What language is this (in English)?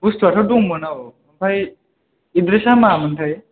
Bodo